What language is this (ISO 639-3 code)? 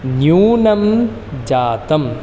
san